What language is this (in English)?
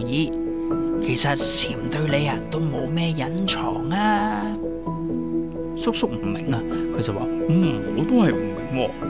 Chinese